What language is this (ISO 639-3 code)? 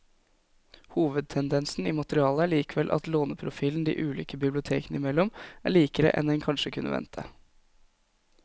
nor